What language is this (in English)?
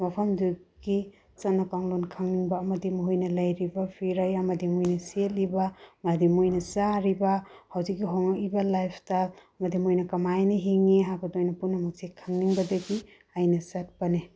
Manipuri